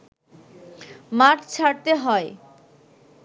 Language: Bangla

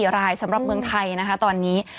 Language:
Thai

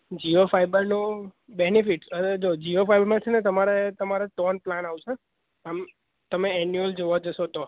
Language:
Gujarati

